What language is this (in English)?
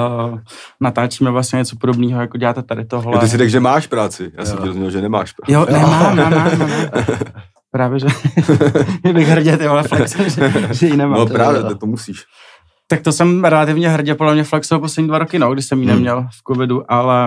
Czech